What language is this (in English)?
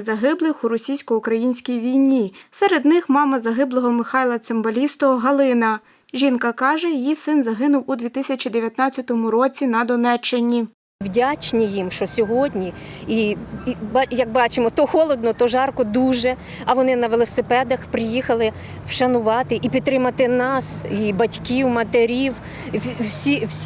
Ukrainian